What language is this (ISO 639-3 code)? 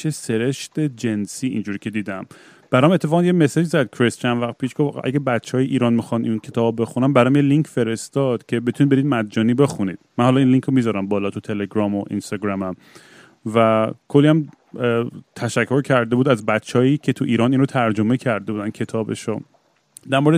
fas